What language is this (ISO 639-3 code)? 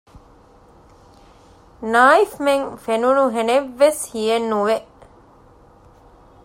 div